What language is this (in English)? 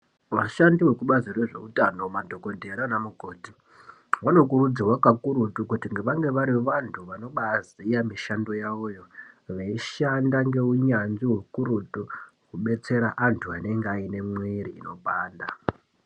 Ndau